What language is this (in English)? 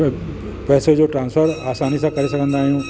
Sindhi